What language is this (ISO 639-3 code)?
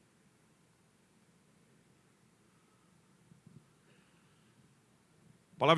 por